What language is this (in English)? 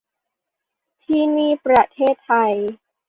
Thai